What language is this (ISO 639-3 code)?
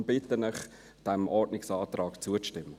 gsw